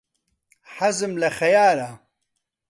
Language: Central Kurdish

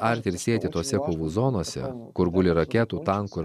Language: Lithuanian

